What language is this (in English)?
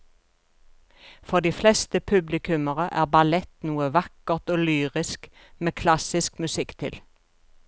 Norwegian